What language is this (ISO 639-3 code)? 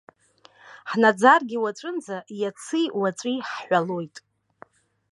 abk